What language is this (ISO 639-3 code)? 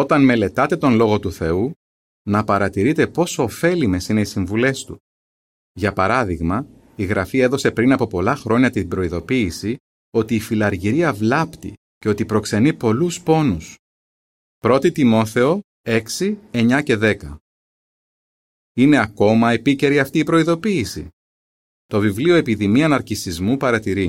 ell